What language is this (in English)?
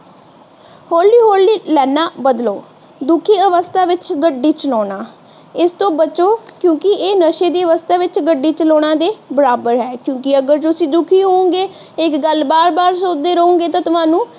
Punjabi